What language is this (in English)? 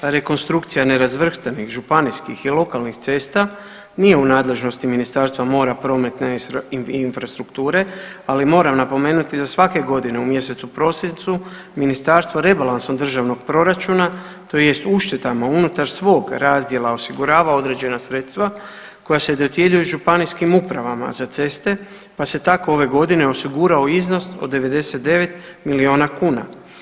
Croatian